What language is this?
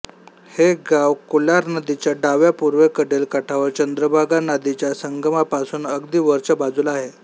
Marathi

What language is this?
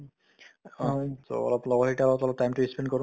Assamese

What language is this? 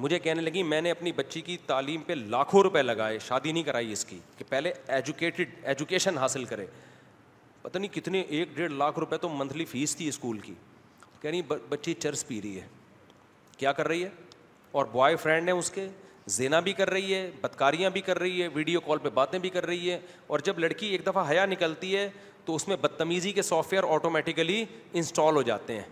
Urdu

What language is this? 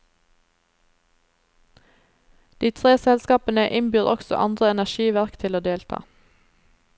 Norwegian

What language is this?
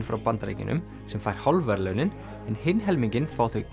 Icelandic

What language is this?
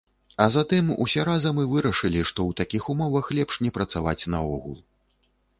Belarusian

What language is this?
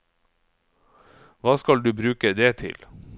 Norwegian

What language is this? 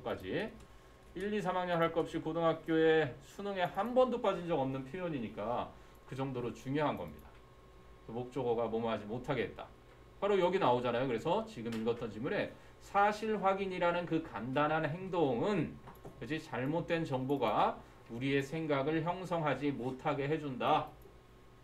Korean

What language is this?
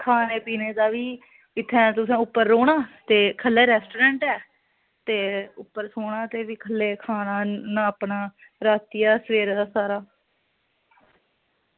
Dogri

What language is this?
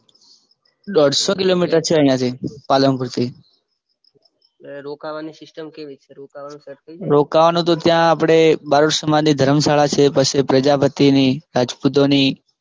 Gujarati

